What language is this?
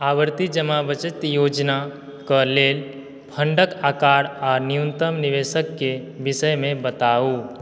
Maithili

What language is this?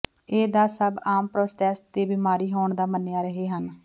Punjabi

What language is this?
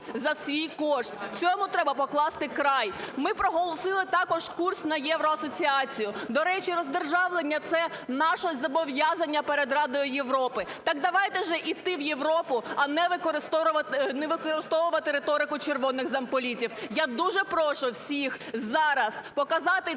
Ukrainian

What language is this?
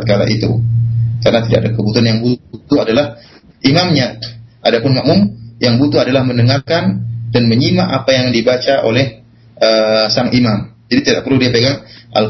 Malay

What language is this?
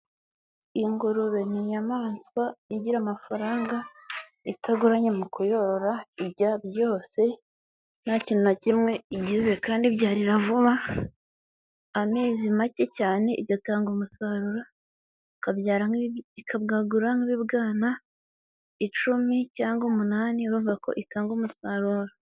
Kinyarwanda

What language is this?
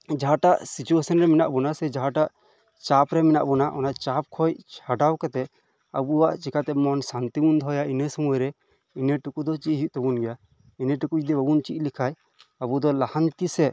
Santali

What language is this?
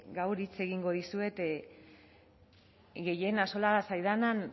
Basque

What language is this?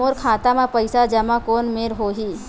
Chhattisgarhi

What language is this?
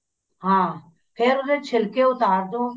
Punjabi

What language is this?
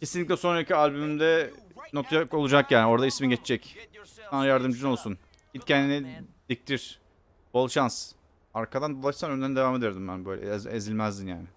Turkish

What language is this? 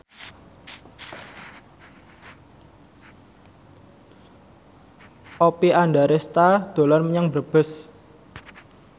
Javanese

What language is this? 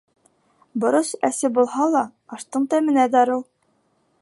Bashkir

